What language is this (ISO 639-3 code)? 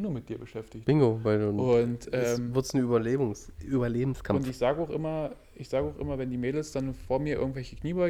deu